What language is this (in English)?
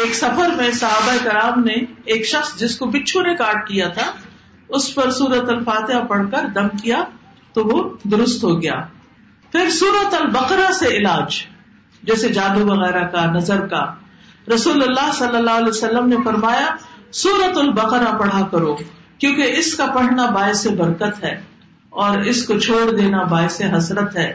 Urdu